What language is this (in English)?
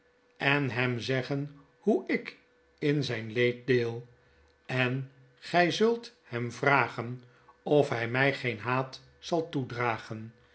Dutch